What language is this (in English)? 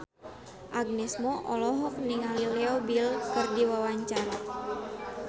Sundanese